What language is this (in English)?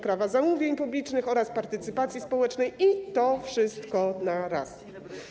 Polish